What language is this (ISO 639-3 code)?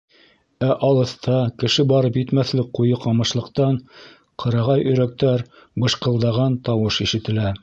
bak